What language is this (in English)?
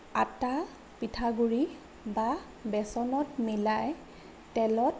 Assamese